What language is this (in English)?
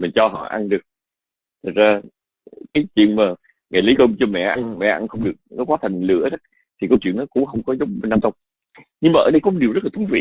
Vietnamese